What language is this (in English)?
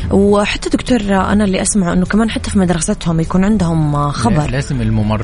Arabic